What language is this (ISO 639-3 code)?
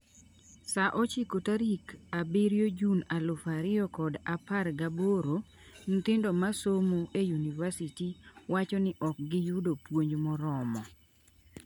luo